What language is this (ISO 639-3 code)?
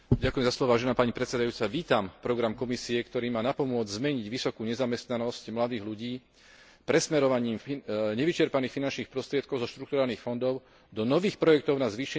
slk